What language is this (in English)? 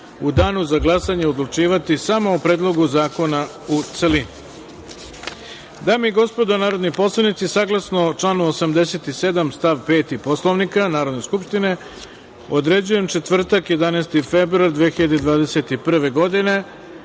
Serbian